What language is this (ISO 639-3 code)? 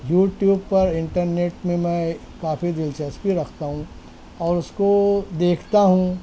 urd